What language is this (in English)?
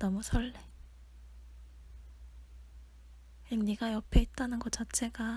Korean